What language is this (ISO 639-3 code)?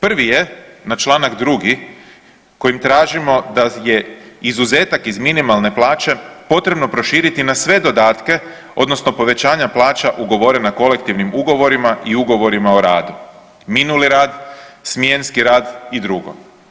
hrv